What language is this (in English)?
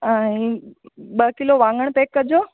Sindhi